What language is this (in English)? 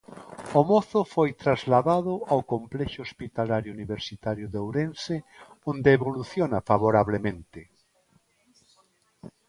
Galician